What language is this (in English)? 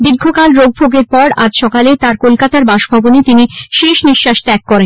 Bangla